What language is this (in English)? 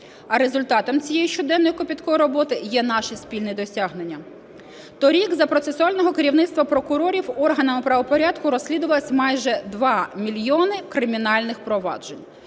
Ukrainian